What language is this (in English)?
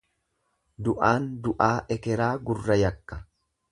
Oromo